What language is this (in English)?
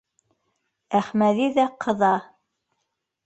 Bashkir